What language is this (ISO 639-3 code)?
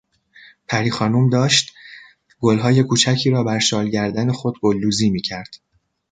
fas